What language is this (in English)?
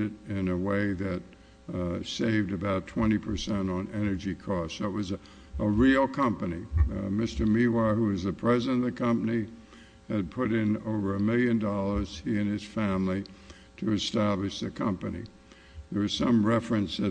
English